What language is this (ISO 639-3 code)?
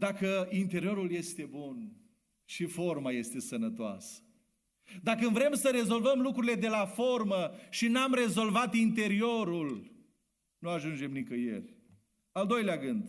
ron